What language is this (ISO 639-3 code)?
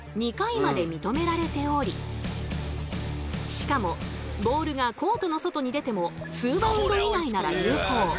jpn